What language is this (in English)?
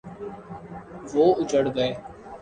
Urdu